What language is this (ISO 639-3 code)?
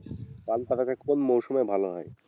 ben